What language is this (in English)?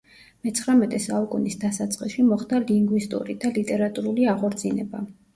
Georgian